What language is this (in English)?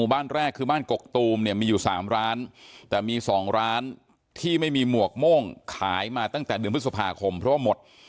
Thai